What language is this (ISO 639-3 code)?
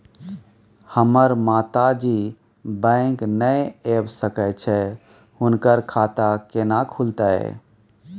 mai